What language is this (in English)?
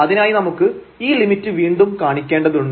Malayalam